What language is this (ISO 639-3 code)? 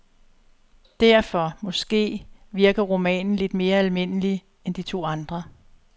dan